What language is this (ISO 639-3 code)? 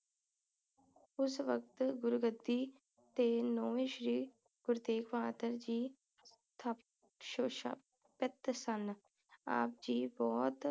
pan